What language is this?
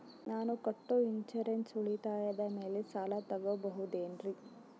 Kannada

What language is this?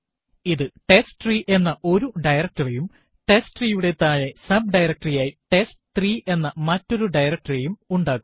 Malayalam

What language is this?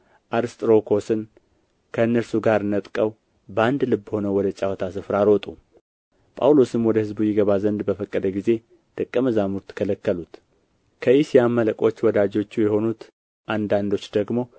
Amharic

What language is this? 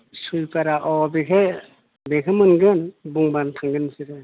Bodo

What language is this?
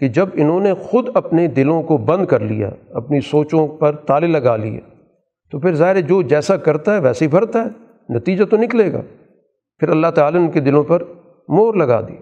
Urdu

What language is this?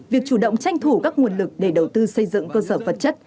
Vietnamese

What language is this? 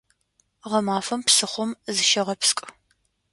Adyghe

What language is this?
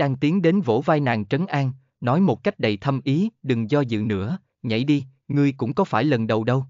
Vietnamese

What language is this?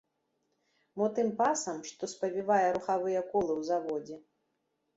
Belarusian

